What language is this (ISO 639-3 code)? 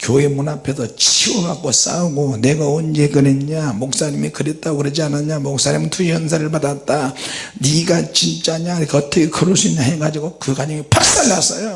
kor